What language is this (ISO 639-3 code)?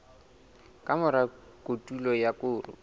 sot